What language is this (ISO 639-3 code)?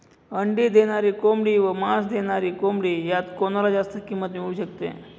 mar